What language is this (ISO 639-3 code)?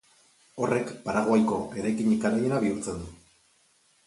eus